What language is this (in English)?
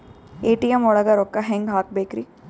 Kannada